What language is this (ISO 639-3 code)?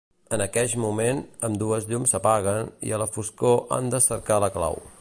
cat